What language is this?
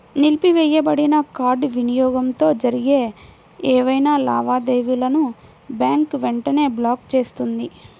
Telugu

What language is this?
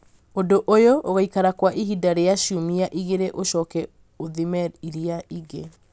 Kikuyu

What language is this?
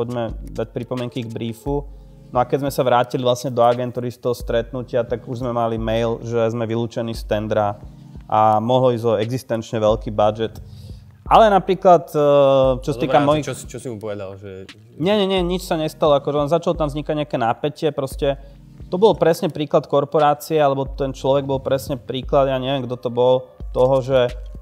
Slovak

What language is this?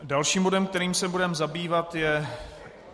Czech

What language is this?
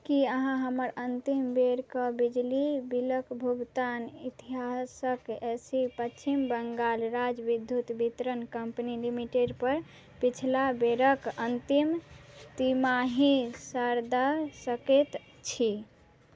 Maithili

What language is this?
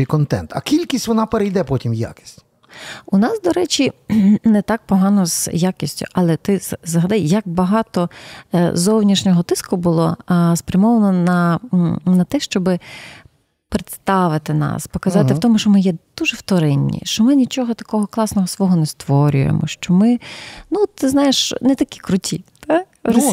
Ukrainian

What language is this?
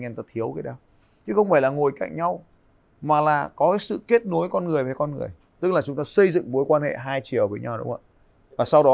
Vietnamese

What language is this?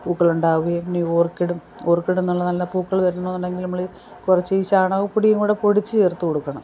Malayalam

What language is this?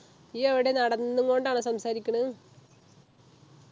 Malayalam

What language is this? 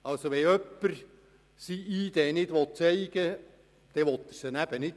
Swiss German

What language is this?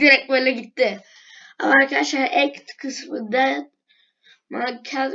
Turkish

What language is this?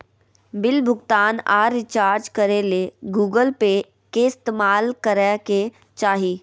Magahi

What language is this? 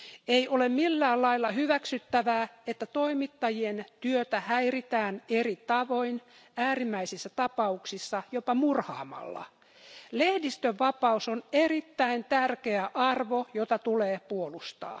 Finnish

